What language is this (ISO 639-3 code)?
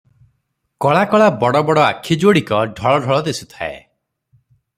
ori